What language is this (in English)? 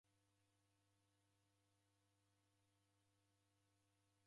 Taita